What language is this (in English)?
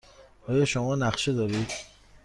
Persian